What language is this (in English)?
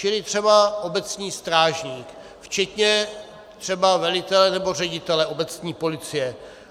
Czech